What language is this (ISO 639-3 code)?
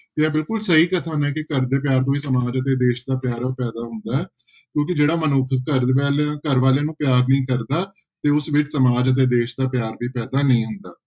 pan